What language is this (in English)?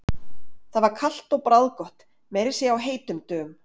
Icelandic